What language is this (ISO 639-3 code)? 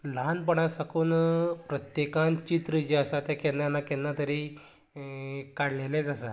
kok